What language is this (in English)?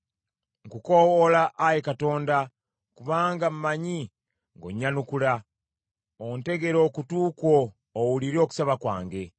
Ganda